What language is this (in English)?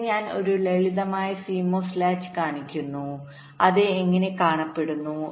Malayalam